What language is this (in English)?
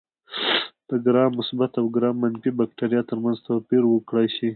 Pashto